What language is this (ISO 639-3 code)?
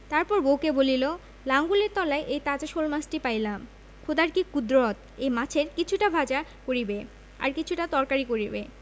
ben